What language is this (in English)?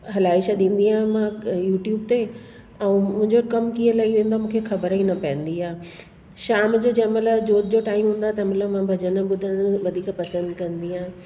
Sindhi